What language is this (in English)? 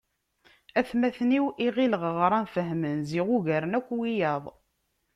Kabyle